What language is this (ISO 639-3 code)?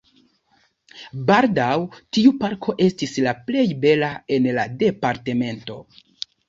epo